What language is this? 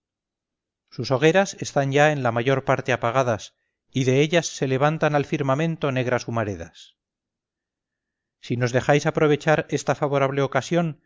Spanish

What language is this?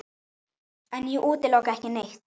Icelandic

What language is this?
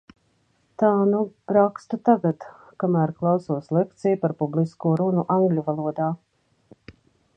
Latvian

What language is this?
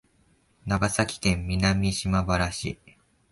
Japanese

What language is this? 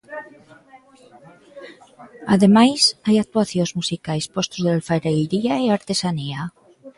Galician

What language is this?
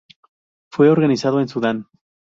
Spanish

